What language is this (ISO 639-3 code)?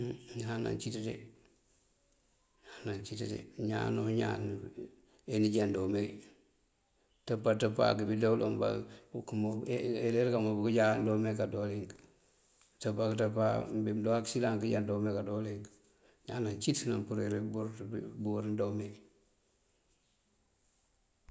mfv